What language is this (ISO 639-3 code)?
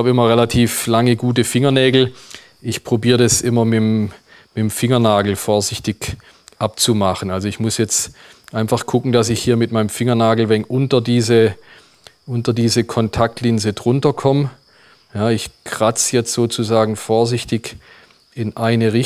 deu